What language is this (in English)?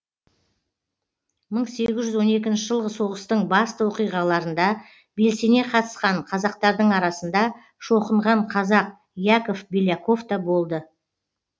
Kazakh